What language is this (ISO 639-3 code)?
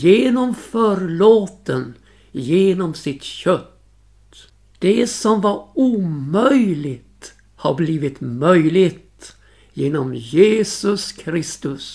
swe